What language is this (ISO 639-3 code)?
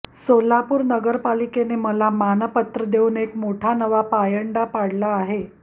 mar